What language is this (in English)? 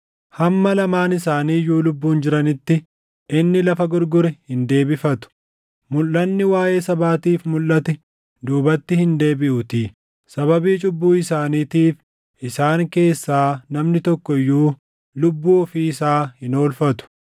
Oromo